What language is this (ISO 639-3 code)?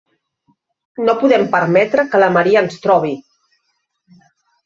cat